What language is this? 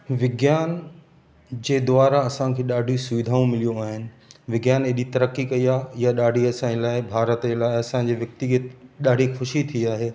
Sindhi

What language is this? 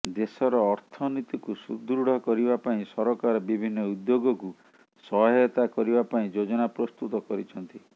Odia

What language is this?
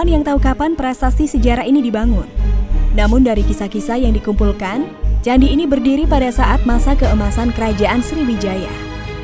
Indonesian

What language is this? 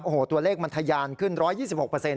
Thai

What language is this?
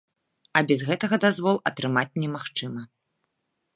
Belarusian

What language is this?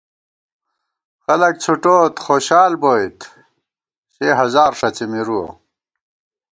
Gawar-Bati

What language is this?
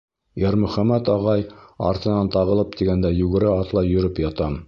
Bashkir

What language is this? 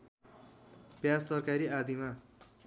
Nepali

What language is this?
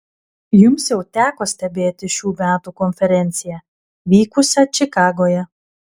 Lithuanian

